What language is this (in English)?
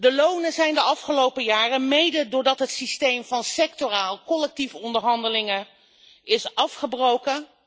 Dutch